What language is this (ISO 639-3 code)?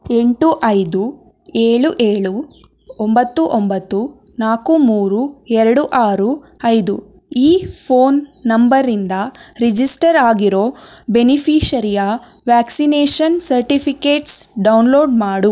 kan